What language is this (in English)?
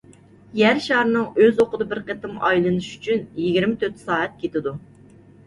Uyghur